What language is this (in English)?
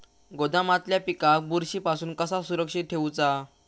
Marathi